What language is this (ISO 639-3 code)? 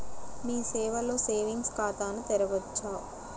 tel